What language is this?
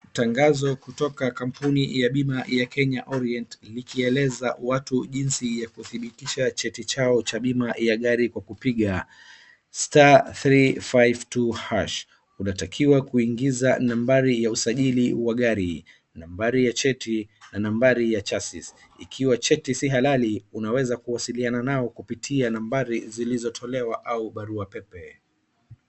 Swahili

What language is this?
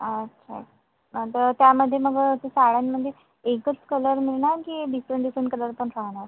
Marathi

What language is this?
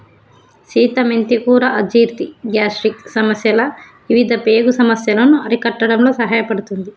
Telugu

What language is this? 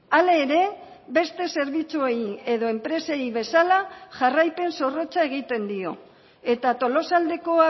Basque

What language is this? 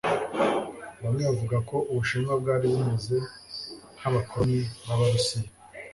Kinyarwanda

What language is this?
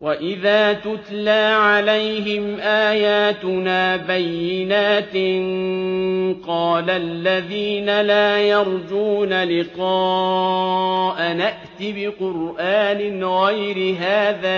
Arabic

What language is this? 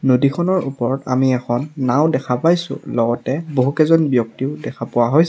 Assamese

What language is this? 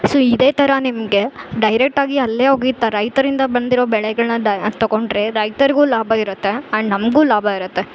Kannada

